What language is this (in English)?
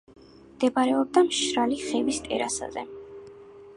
Georgian